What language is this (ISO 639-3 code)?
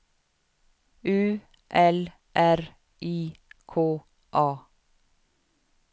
swe